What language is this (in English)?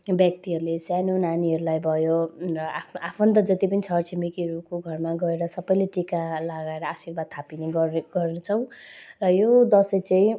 Nepali